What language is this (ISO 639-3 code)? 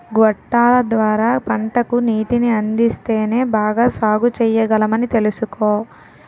tel